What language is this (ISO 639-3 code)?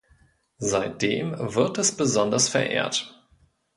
deu